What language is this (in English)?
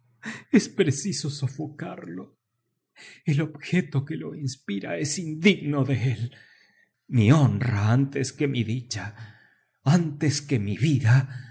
Spanish